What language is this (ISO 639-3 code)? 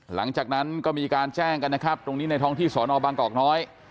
tha